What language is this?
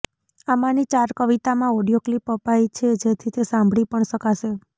Gujarati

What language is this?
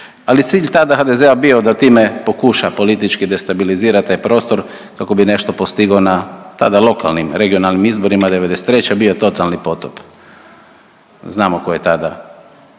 Croatian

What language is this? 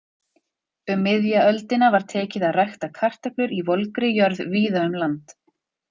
Icelandic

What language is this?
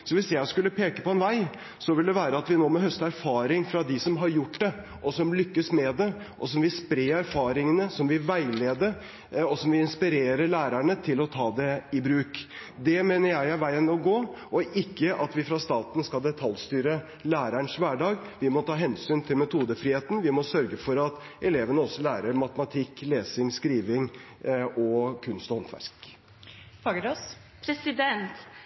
Norwegian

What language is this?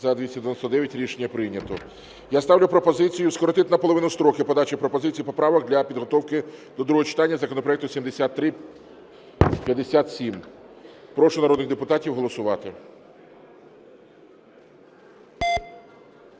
Ukrainian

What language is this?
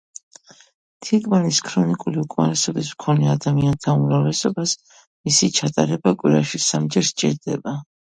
Georgian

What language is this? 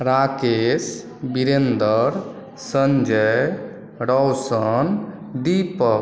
Maithili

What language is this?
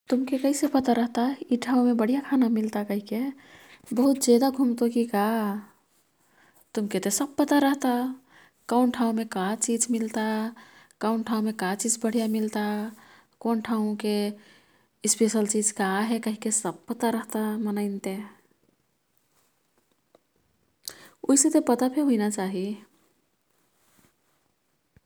Kathoriya Tharu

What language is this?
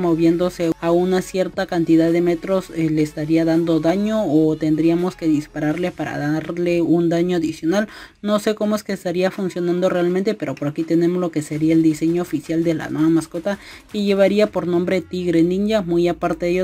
Spanish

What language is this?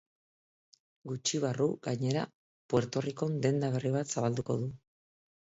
Basque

